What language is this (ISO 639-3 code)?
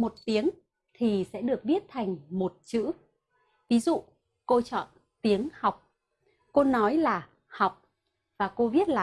vie